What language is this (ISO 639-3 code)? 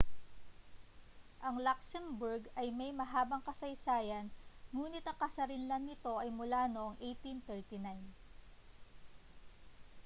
fil